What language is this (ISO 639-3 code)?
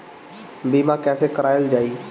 bho